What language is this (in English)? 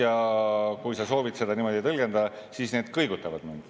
Estonian